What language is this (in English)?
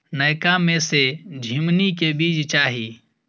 Maithili